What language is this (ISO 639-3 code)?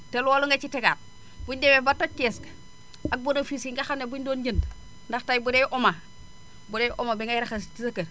wol